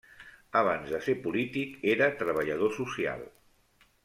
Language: Catalan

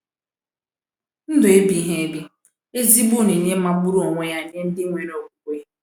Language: Igbo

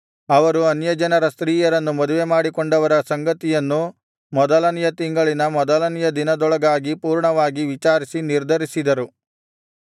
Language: Kannada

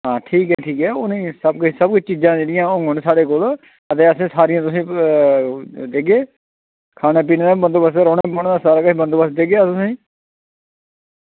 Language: Dogri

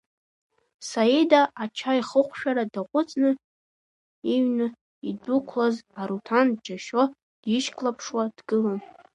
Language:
Abkhazian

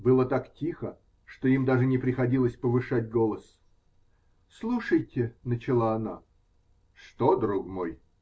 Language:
Russian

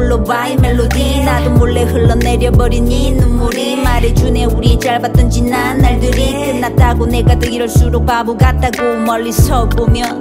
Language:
Korean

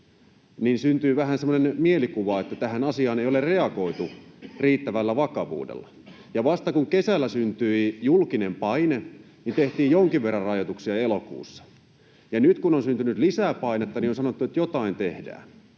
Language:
Finnish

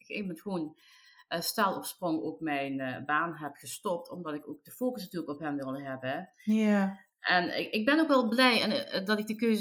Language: Dutch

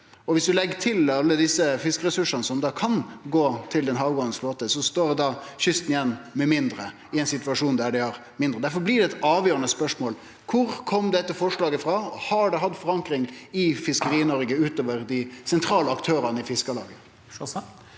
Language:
Norwegian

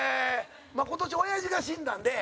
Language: Japanese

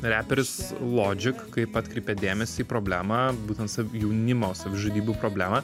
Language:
Lithuanian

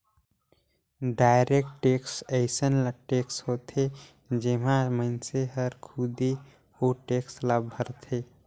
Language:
Chhattisgarhi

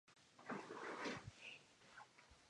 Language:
Spanish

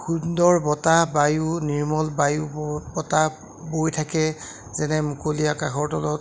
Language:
Assamese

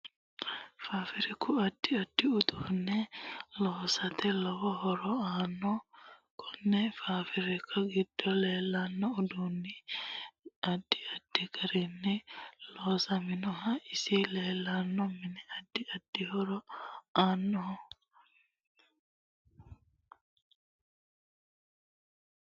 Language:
Sidamo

